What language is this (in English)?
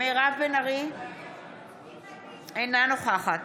Hebrew